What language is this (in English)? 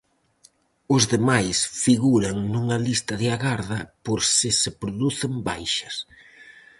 Galician